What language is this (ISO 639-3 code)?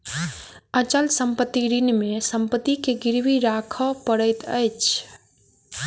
mai